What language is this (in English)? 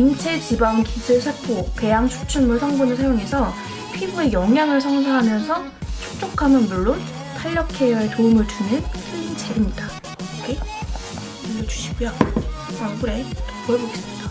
Korean